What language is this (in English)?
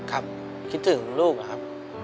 Thai